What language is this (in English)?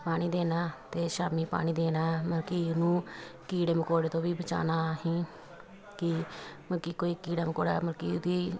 Punjabi